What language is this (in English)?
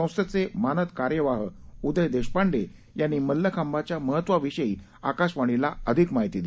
Marathi